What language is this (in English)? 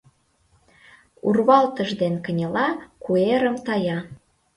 Mari